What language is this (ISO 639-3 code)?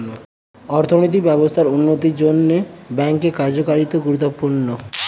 ben